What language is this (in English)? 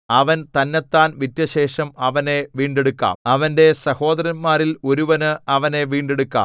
Malayalam